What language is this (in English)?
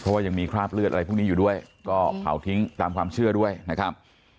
Thai